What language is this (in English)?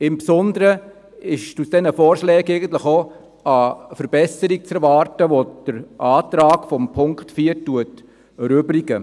Swiss German